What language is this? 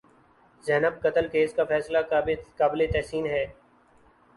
Urdu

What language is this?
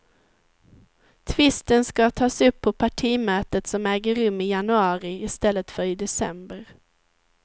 Swedish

